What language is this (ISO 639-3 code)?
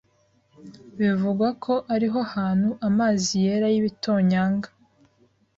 kin